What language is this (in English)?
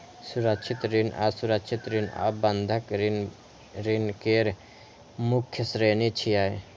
Maithili